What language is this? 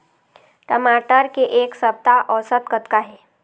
Chhattisgarhi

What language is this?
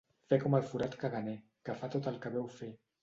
Catalan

